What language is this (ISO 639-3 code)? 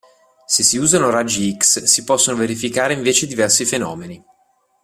ita